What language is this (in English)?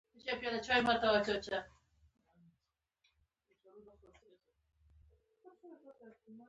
Pashto